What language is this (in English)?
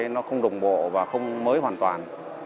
Vietnamese